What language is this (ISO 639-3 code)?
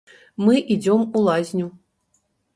bel